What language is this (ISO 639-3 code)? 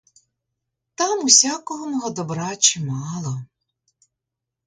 ukr